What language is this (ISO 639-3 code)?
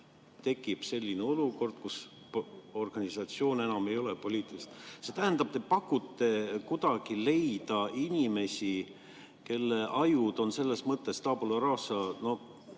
est